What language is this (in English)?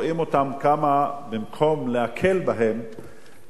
Hebrew